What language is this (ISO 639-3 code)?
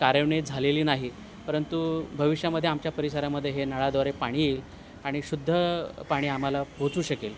mar